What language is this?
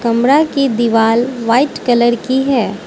Hindi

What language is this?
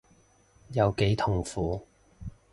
Cantonese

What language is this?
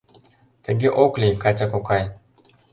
Mari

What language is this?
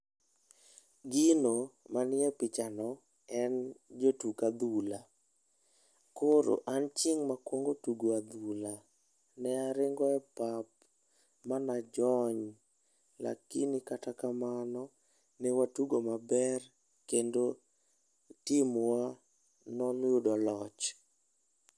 Luo (Kenya and Tanzania)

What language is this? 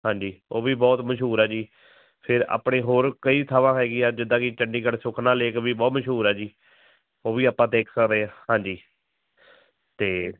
Punjabi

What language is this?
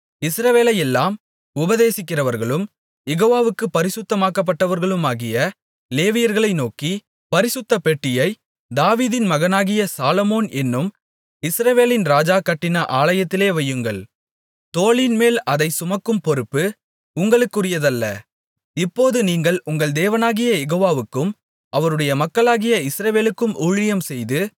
Tamil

